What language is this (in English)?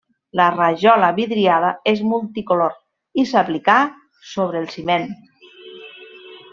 Catalan